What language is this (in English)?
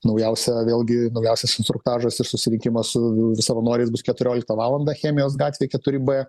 Lithuanian